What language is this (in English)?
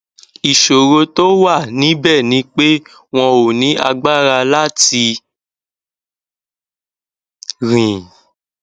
Yoruba